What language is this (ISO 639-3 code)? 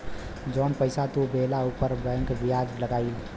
bho